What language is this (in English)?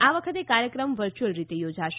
Gujarati